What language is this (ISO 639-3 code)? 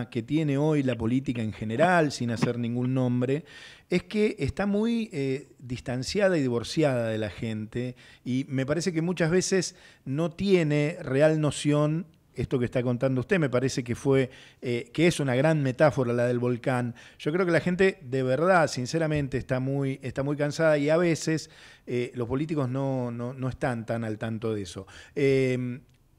spa